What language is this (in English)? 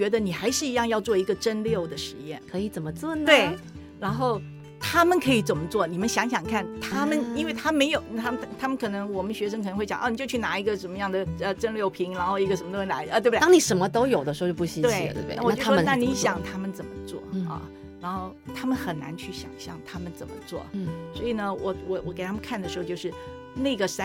Chinese